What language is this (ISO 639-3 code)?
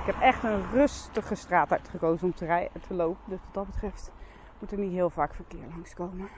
nld